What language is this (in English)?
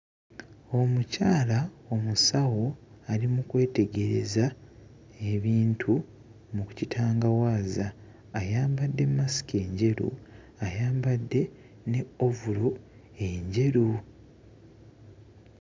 Ganda